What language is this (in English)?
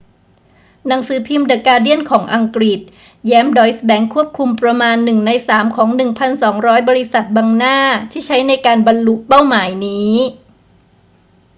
Thai